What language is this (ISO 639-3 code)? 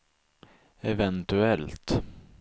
swe